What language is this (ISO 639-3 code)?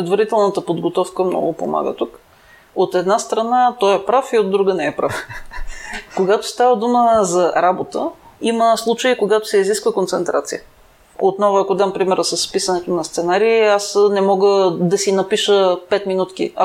bul